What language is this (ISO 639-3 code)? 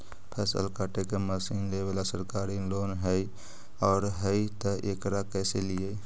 mag